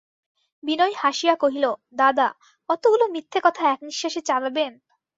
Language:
Bangla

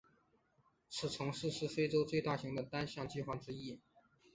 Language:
Chinese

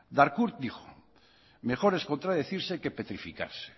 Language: Spanish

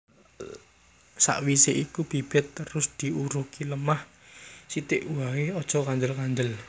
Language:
Javanese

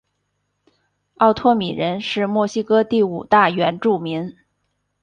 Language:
Chinese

